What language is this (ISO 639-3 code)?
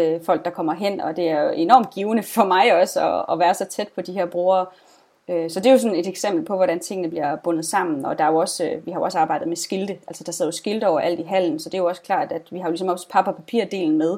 dan